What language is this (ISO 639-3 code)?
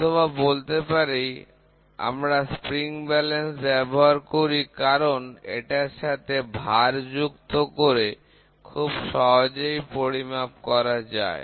ben